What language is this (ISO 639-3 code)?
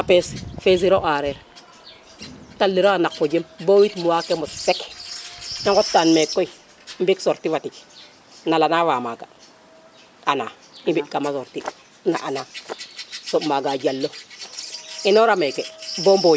srr